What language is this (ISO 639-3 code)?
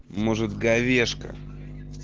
rus